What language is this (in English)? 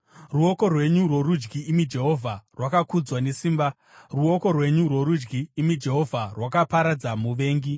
Shona